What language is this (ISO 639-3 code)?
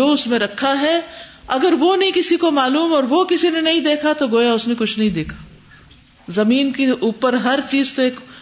urd